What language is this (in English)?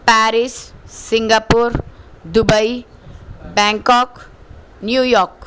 Urdu